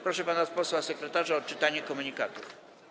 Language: Polish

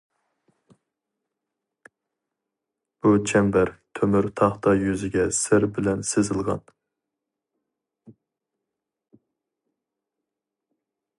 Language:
Uyghur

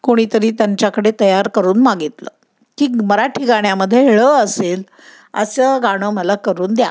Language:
Marathi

